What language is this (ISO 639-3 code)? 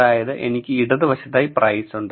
mal